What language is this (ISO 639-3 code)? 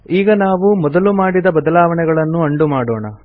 kan